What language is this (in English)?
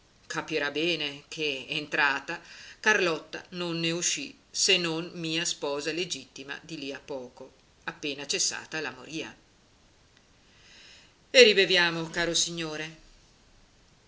Italian